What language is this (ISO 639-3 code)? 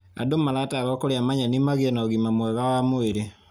kik